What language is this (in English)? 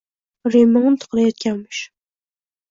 Uzbek